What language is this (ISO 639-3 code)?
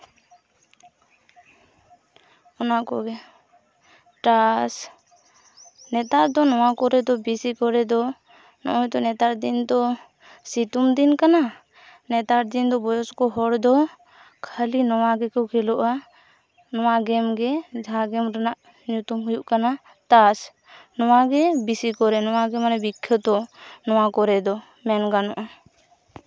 sat